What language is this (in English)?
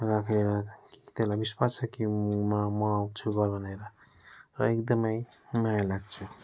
Nepali